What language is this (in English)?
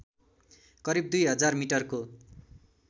Nepali